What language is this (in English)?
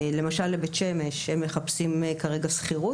Hebrew